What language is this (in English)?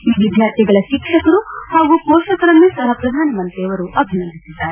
Kannada